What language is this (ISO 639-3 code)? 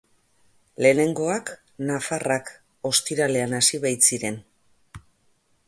eus